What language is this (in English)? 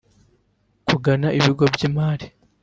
Kinyarwanda